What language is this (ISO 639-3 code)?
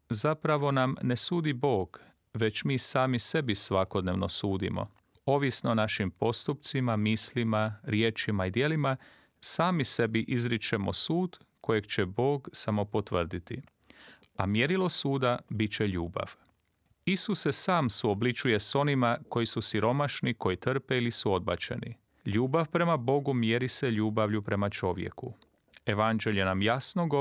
hrv